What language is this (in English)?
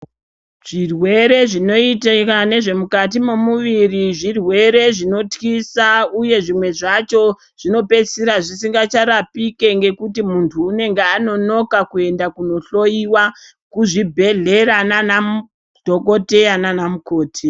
Ndau